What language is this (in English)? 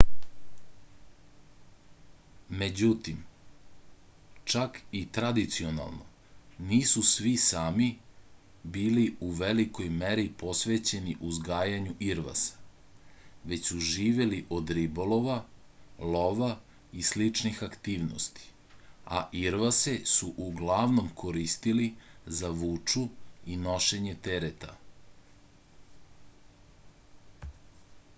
Serbian